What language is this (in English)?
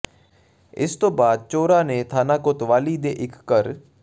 Punjabi